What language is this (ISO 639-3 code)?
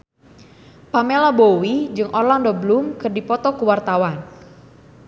sun